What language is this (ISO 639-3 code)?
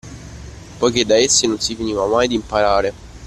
ita